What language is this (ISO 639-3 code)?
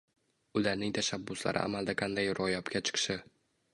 uzb